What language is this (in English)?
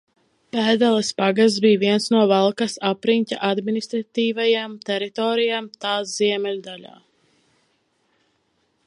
Latvian